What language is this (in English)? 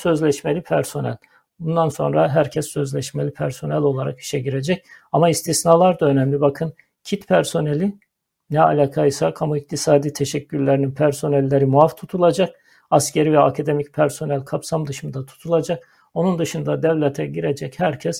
Turkish